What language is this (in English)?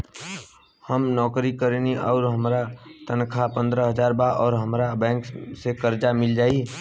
Bhojpuri